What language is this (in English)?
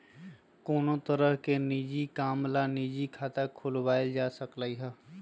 Magahi